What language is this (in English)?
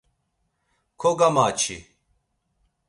Laz